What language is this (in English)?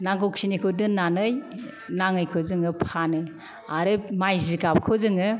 Bodo